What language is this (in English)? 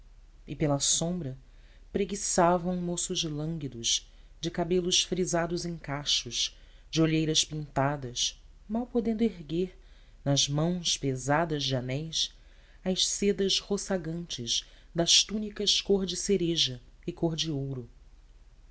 Portuguese